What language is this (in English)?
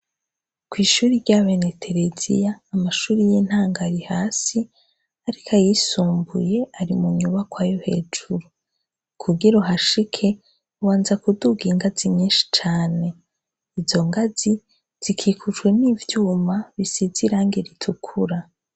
Rundi